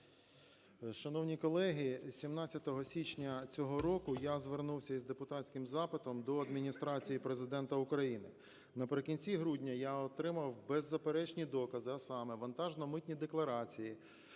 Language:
Ukrainian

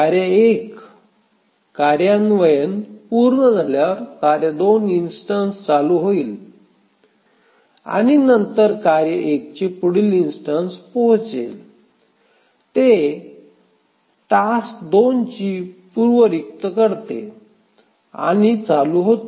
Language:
Marathi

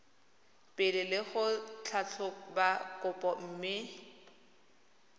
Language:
Tswana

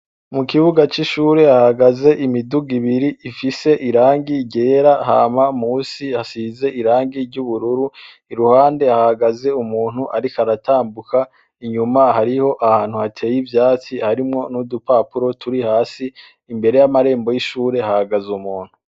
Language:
Rundi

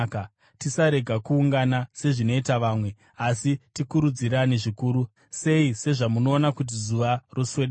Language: Shona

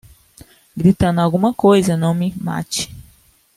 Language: Portuguese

